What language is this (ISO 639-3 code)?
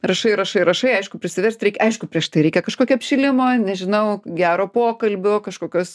lit